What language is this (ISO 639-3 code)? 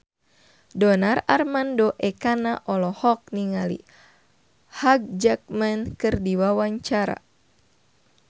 sun